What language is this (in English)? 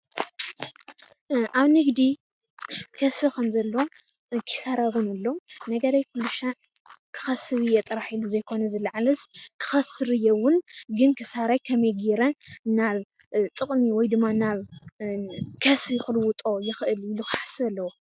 Tigrinya